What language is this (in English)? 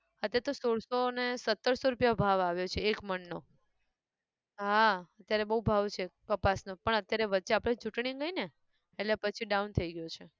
Gujarati